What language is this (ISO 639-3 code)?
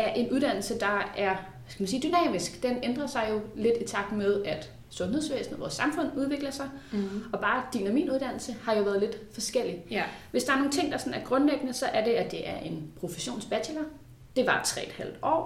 dan